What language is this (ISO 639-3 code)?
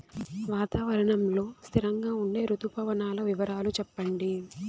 tel